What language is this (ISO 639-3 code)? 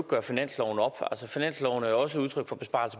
dan